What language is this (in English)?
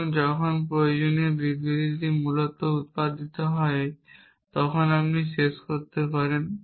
Bangla